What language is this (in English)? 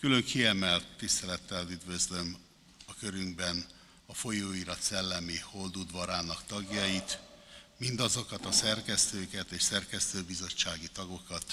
Hungarian